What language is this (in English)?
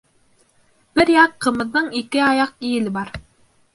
Bashkir